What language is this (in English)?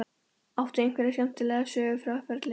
Icelandic